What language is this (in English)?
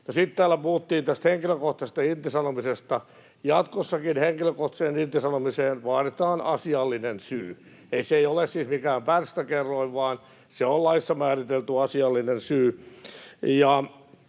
Finnish